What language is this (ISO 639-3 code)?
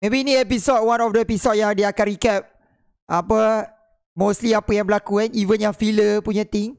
msa